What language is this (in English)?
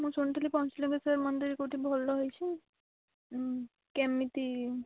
Odia